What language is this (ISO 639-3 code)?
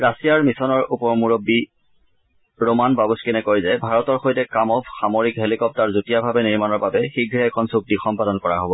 asm